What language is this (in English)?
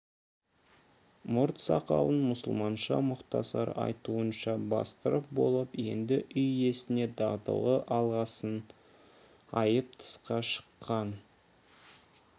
Kazakh